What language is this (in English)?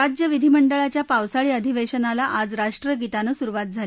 Marathi